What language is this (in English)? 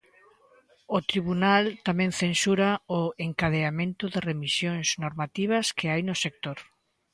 Galician